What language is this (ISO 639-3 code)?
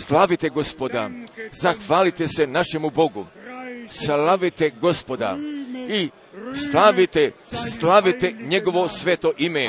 hrv